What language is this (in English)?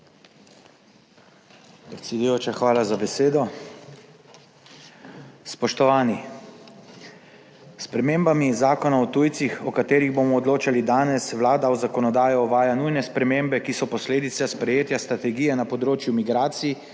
Slovenian